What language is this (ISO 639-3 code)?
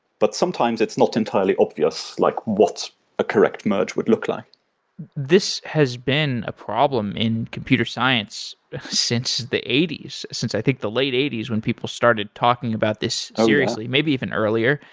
eng